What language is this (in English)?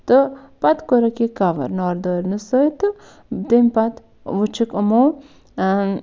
Kashmiri